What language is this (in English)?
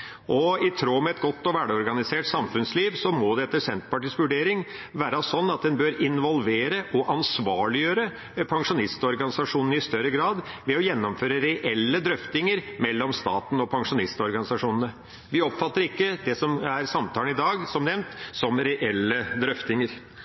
Norwegian Bokmål